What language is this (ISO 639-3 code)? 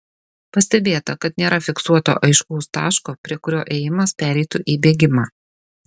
lit